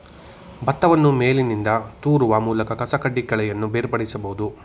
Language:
Kannada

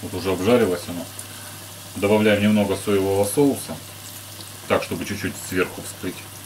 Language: Russian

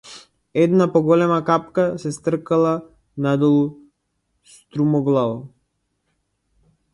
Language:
Macedonian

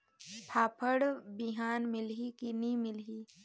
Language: Chhattisgarhi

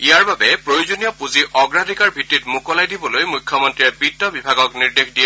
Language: Assamese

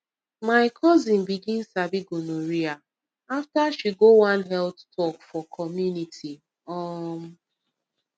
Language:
Nigerian Pidgin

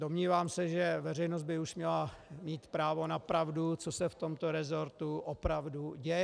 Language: Czech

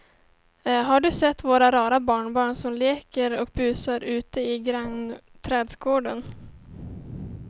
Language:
Swedish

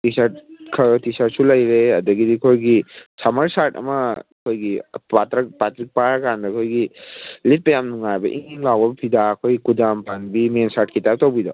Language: Manipuri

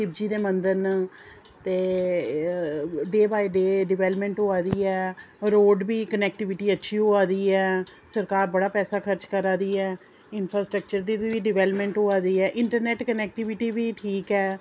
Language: Dogri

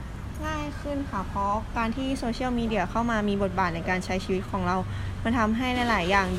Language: Thai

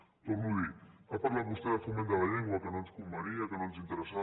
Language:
Catalan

